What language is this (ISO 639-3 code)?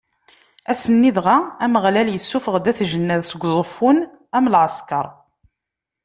kab